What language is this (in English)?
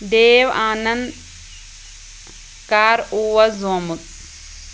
Kashmiri